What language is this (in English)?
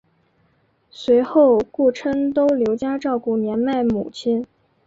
Chinese